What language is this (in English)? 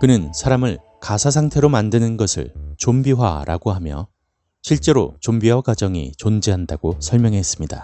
Korean